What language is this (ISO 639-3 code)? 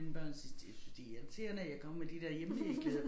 dan